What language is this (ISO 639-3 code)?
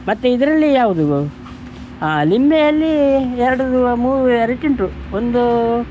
kan